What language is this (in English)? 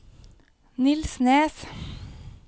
Norwegian